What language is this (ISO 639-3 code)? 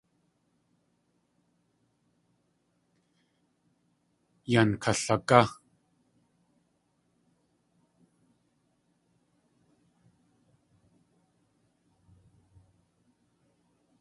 tli